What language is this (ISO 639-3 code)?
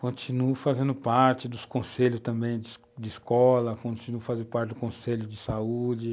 por